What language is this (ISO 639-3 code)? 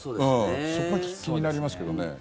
jpn